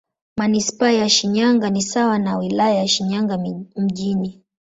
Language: Swahili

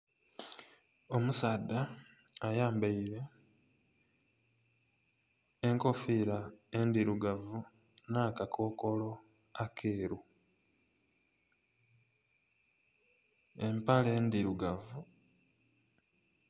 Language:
Soga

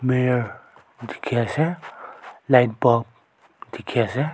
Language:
Naga Pidgin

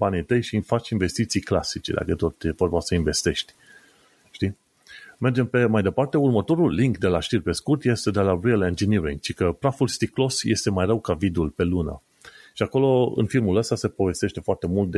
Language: Romanian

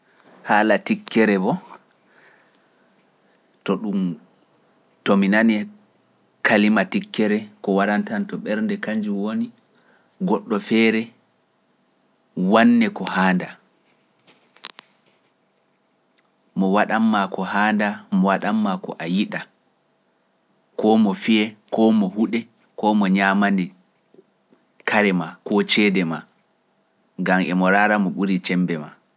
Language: Pular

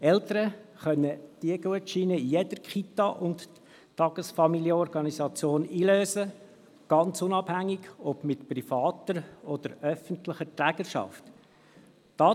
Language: Swiss German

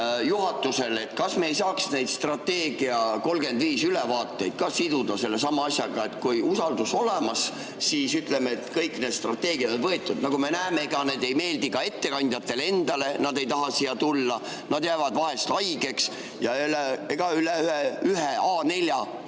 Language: Estonian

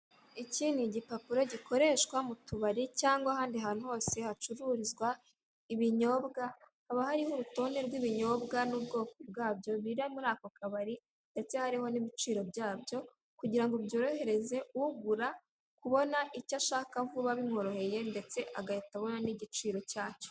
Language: Kinyarwanda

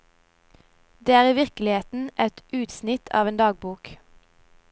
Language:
Norwegian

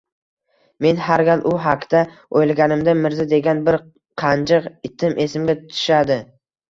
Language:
Uzbek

